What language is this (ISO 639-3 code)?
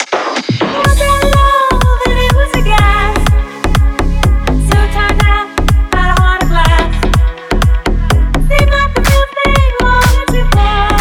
rus